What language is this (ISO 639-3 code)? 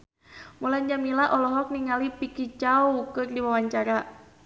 sun